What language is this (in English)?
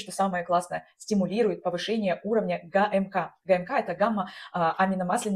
Russian